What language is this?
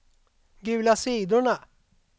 Swedish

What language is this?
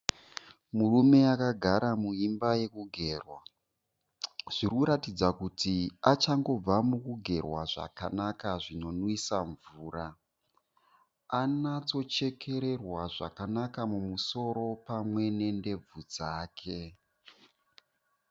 Shona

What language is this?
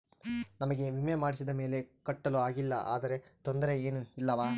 Kannada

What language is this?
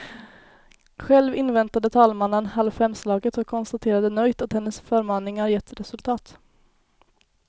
Swedish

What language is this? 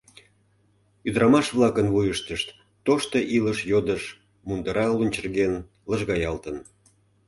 Mari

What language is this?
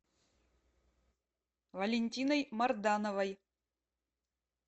Russian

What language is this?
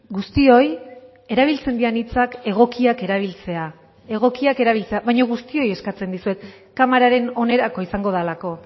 Basque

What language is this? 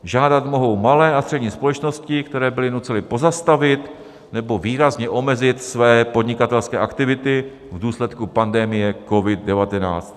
Czech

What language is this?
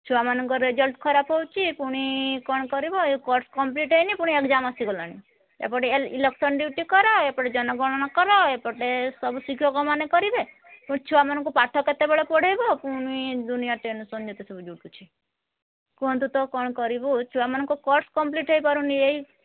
Odia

